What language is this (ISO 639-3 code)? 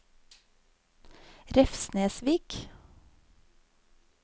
nor